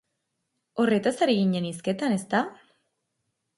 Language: Basque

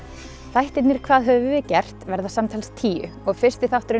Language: Icelandic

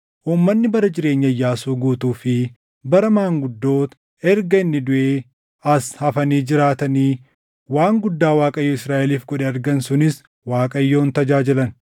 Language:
Oromo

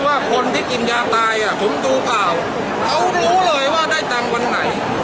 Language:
Thai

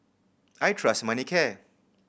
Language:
English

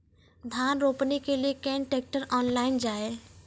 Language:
Maithili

